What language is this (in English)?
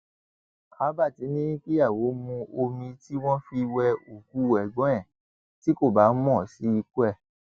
Yoruba